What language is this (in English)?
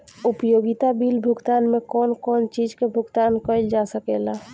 Bhojpuri